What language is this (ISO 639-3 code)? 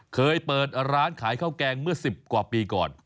tha